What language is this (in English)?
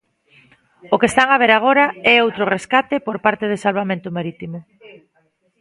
Galician